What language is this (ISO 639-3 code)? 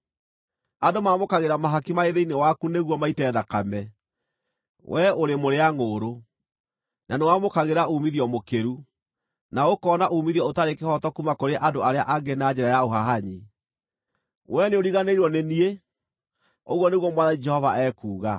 kik